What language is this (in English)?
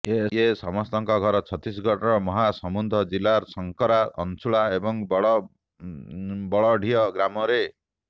Odia